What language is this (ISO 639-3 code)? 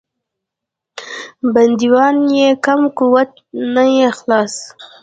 pus